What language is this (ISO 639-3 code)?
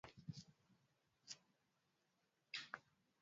swa